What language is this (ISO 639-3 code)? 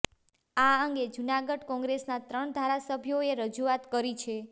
guj